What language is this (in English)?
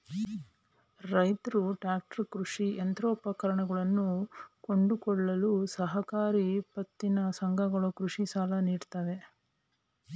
Kannada